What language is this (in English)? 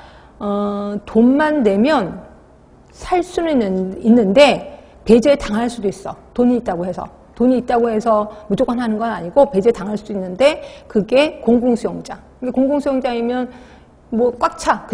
Korean